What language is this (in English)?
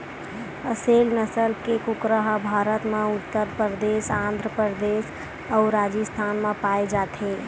Chhattisgarhi